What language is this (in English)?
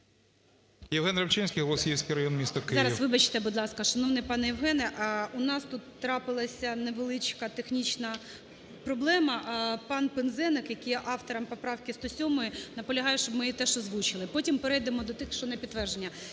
Ukrainian